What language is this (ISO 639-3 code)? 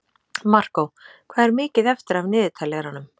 isl